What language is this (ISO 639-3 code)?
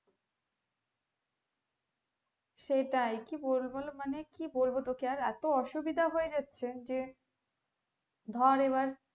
ben